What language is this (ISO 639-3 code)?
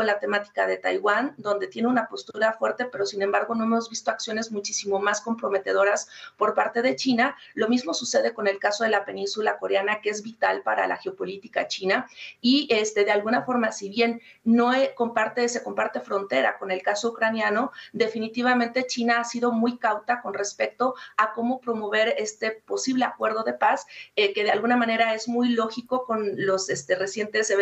spa